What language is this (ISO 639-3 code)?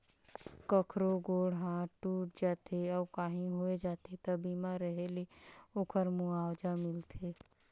hne